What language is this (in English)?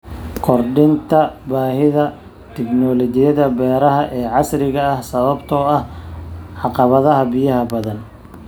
Somali